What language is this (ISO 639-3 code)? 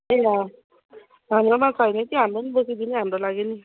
nep